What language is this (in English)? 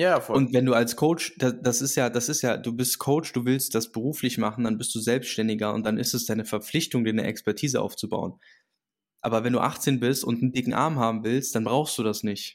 German